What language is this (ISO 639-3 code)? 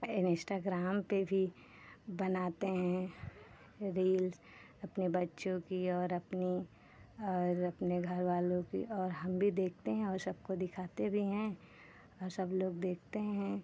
hin